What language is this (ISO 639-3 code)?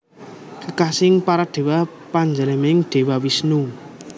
jav